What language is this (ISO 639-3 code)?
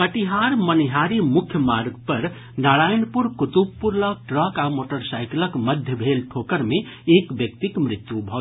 mai